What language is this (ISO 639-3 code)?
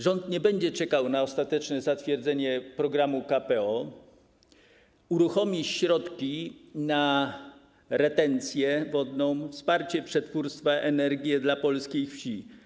pol